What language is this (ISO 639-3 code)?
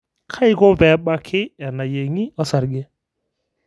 mas